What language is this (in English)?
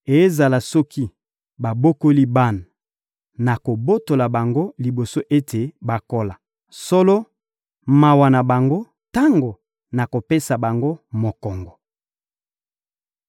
Lingala